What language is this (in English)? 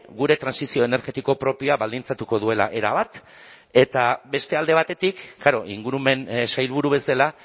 Basque